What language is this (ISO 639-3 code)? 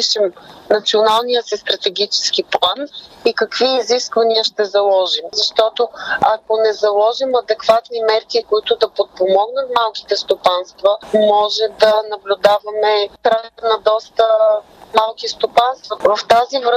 bul